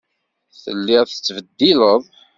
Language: Kabyle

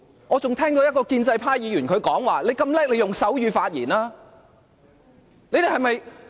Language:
Cantonese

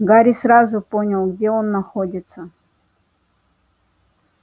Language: Russian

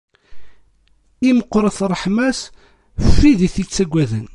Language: Kabyle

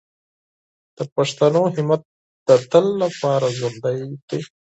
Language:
Pashto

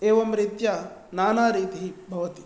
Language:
Sanskrit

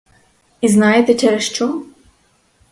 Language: Ukrainian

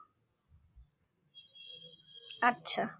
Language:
Bangla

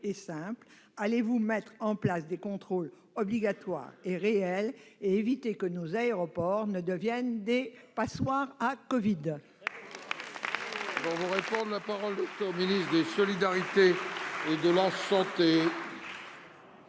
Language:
French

